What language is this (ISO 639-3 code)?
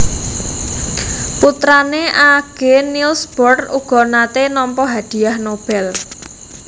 jav